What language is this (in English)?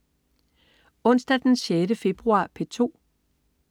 Danish